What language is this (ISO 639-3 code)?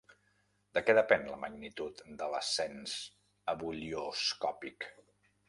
cat